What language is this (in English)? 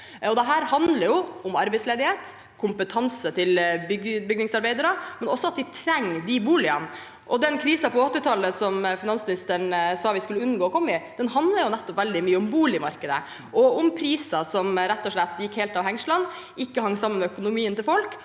Norwegian